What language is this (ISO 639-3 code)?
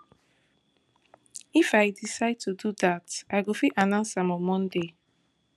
pcm